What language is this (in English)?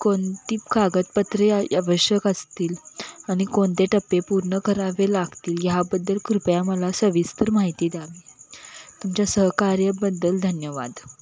Marathi